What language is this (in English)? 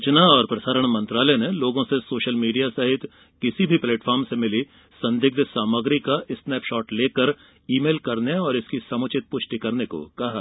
Hindi